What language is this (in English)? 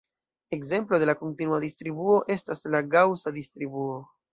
Esperanto